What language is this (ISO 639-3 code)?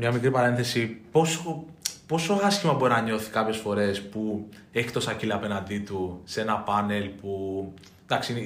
ell